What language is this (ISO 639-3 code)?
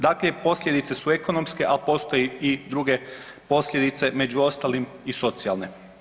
hrv